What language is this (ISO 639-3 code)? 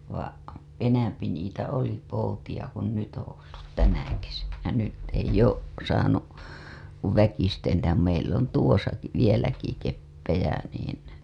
fin